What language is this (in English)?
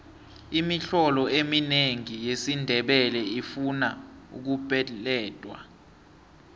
South Ndebele